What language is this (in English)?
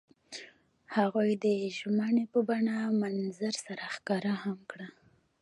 Pashto